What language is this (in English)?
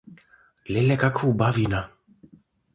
Macedonian